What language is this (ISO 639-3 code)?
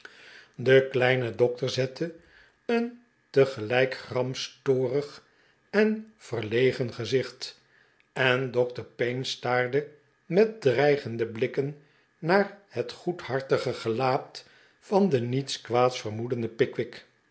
nld